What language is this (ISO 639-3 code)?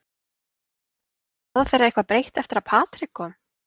isl